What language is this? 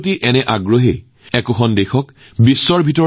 Assamese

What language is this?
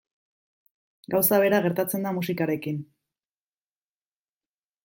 Basque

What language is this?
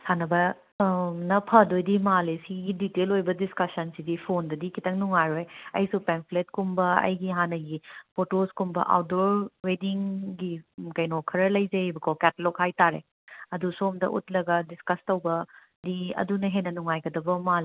Manipuri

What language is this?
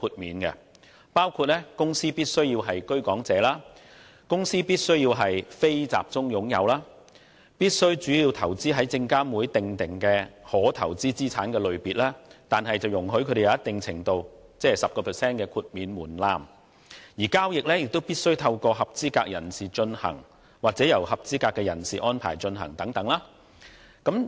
Cantonese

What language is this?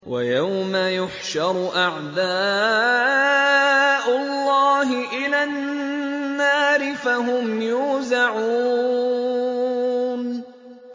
Arabic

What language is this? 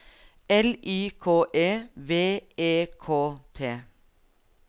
Norwegian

